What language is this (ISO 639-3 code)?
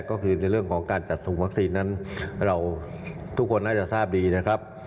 tha